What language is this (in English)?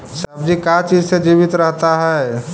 Magahi